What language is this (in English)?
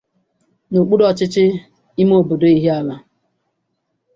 Igbo